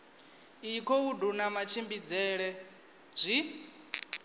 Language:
Venda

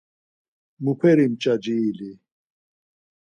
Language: Laz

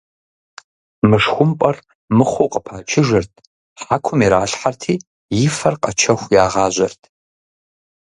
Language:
Kabardian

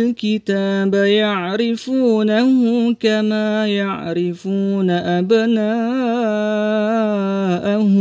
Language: Arabic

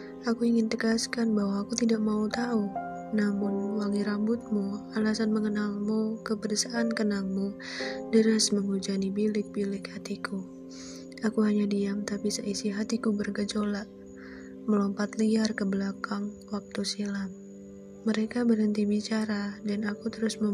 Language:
Malay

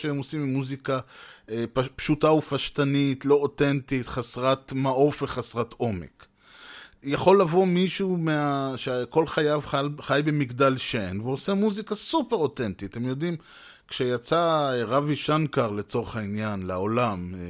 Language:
Hebrew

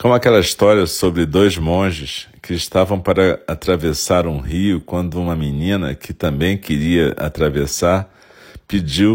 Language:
Portuguese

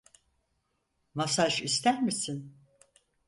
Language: Turkish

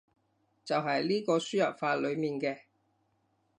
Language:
Cantonese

